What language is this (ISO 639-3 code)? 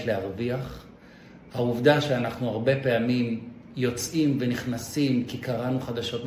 heb